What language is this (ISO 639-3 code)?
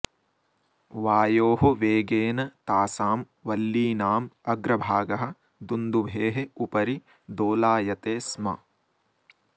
san